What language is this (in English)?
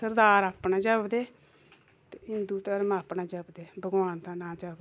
Dogri